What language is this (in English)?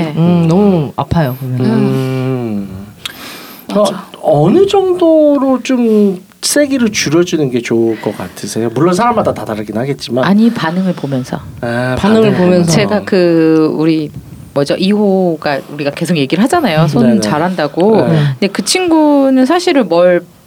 Korean